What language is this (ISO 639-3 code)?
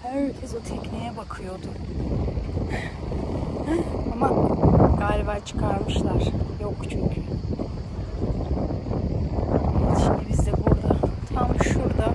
tur